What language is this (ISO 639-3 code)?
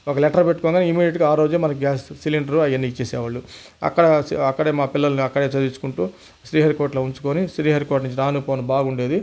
tel